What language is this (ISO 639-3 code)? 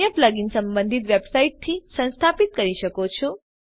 guj